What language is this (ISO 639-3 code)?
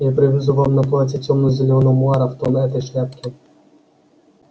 rus